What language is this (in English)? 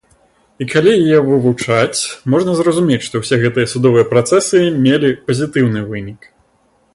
Belarusian